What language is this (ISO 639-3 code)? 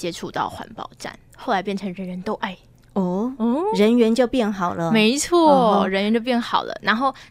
zho